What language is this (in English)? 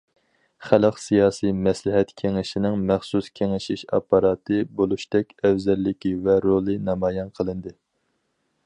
Uyghur